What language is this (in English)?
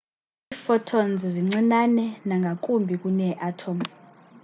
Xhosa